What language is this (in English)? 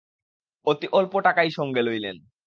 Bangla